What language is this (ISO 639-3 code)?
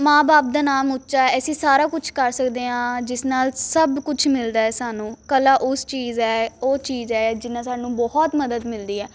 pan